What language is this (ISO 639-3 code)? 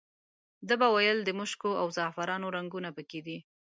pus